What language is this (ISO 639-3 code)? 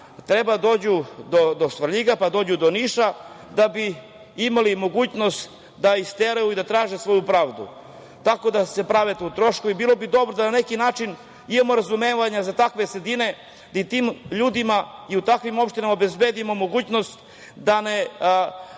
srp